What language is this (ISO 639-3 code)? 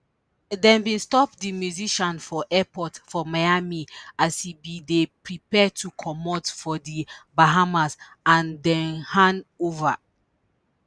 pcm